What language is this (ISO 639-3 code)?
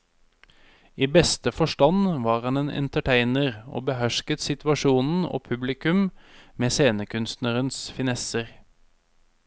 nor